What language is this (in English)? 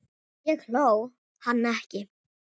Icelandic